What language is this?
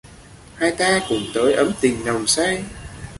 Vietnamese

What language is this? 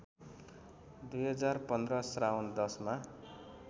Nepali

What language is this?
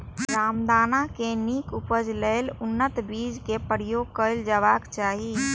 Maithili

